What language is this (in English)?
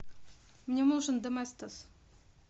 Russian